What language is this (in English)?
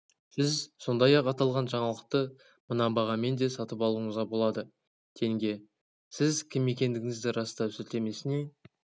Kazakh